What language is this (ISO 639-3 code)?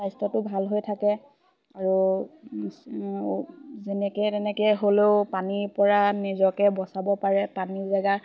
asm